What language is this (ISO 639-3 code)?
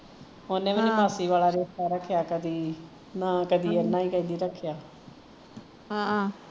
pan